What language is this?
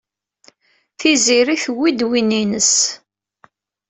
Kabyle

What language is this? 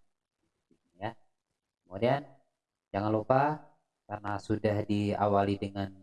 Indonesian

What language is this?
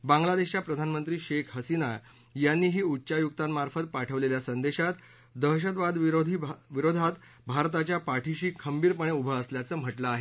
Marathi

